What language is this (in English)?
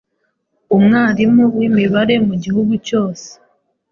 Kinyarwanda